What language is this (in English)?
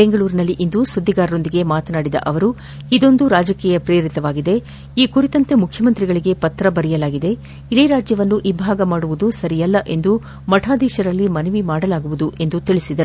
Kannada